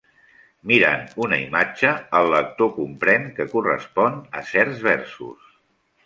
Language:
Catalan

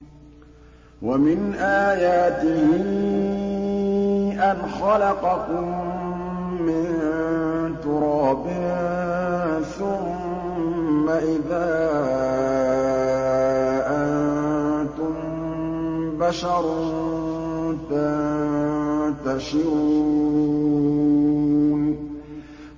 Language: Arabic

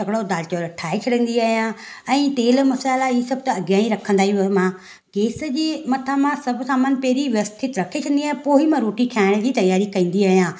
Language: Sindhi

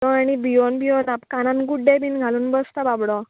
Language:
Konkani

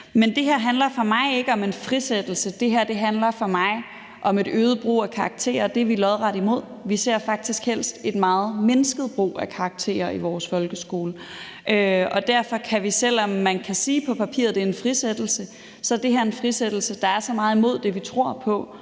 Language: Danish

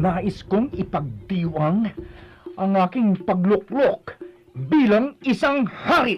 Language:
Filipino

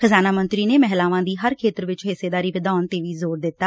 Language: Punjabi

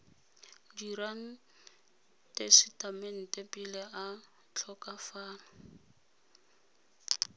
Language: Tswana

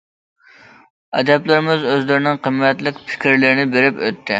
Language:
Uyghur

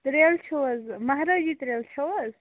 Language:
Kashmiri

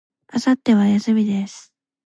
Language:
Japanese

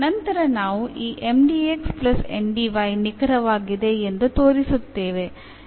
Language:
Kannada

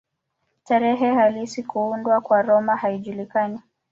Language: Swahili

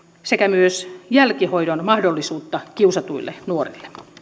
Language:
Finnish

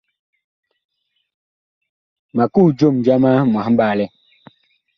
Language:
Bakoko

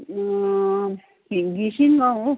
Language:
Nepali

